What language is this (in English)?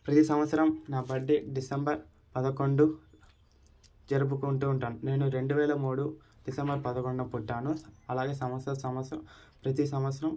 Telugu